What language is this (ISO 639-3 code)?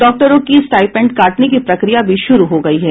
hin